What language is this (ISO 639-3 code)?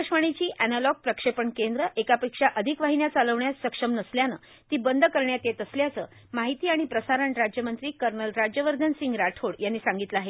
mar